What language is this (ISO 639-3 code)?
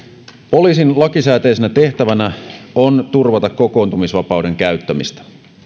fin